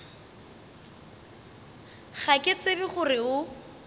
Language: Northern Sotho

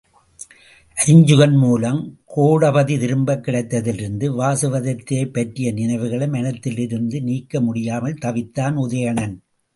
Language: Tamil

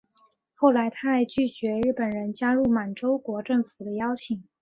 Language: Chinese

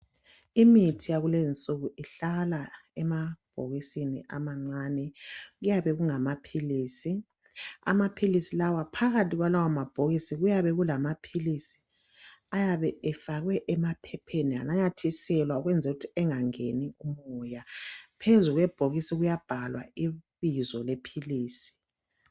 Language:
North Ndebele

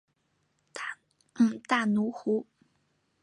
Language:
Chinese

